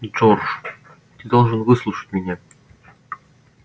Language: Russian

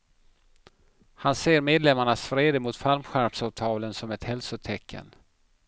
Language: Swedish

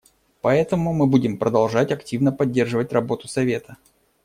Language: Russian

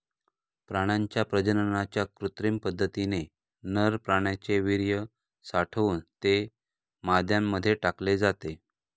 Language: Marathi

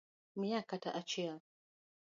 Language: Luo (Kenya and Tanzania)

